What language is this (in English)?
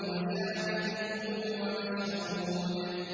Arabic